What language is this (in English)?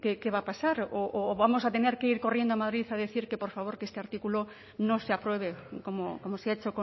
Spanish